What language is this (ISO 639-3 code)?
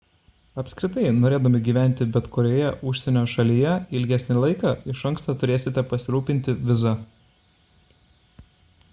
lit